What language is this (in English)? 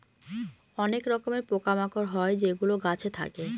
Bangla